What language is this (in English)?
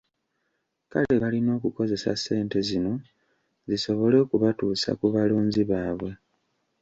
Ganda